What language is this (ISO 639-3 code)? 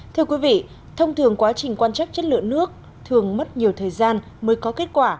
vie